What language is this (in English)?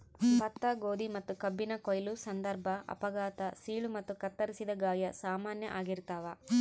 Kannada